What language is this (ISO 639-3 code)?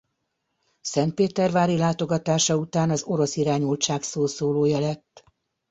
hun